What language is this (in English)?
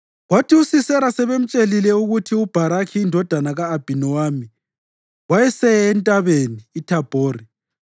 North Ndebele